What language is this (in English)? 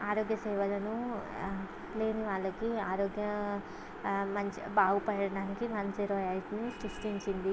Telugu